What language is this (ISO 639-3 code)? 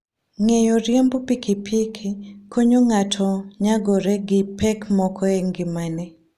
luo